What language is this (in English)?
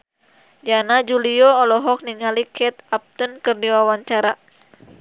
Sundanese